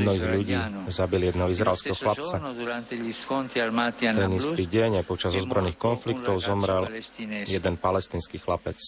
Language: Slovak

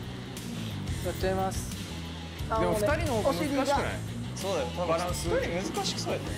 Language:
Japanese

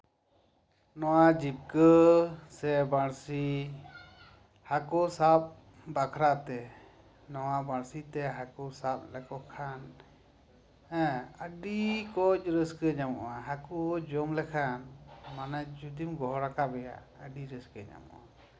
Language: Santali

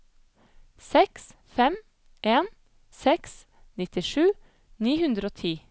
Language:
Norwegian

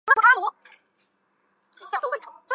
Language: Chinese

